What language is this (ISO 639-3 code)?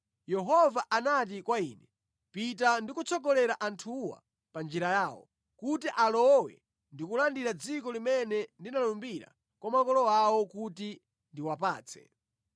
nya